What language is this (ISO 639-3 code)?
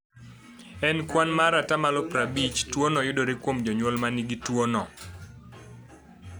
luo